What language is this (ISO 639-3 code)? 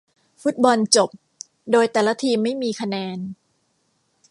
tha